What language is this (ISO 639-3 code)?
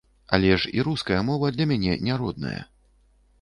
bel